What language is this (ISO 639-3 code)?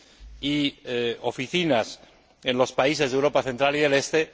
spa